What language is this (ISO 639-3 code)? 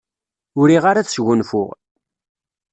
kab